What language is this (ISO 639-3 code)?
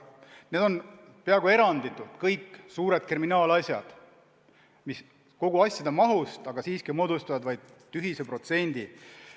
est